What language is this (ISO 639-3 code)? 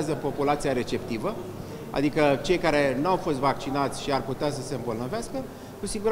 ron